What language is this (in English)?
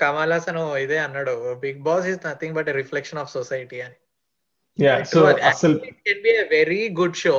Telugu